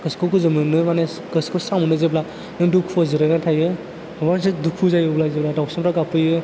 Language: Bodo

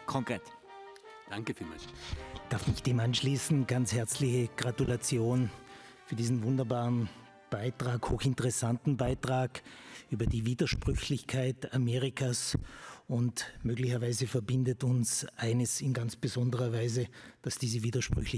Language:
German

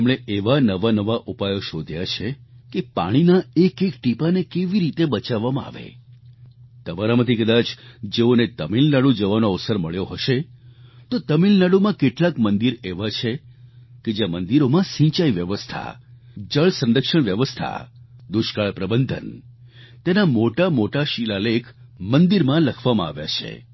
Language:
Gujarati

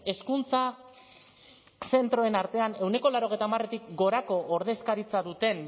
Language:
Basque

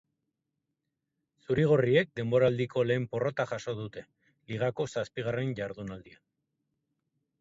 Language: Basque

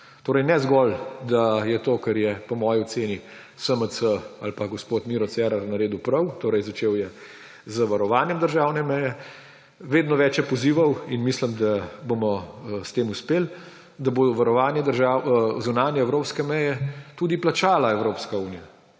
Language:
Slovenian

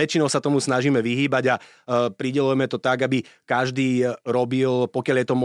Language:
Slovak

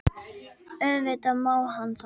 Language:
Icelandic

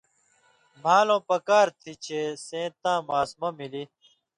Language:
Indus Kohistani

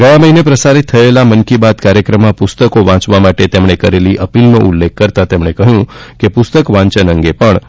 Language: Gujarati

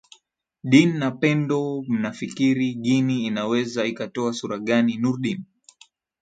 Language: Swahili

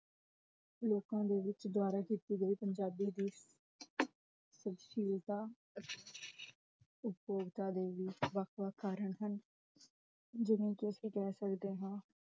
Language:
Punjabi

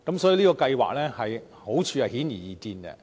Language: Cantonese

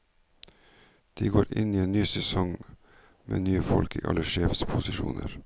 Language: Norwegian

